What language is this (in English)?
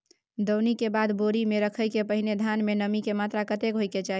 Maithili